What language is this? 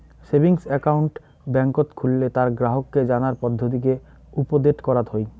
Bangla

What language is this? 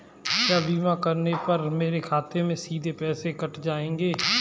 Hindi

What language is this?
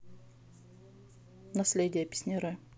Russian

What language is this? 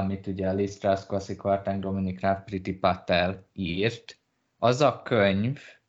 Hungarian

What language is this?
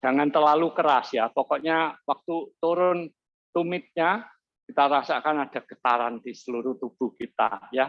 Indonesian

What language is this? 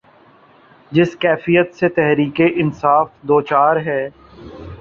Urdu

